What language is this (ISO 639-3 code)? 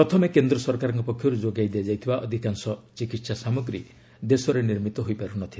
ori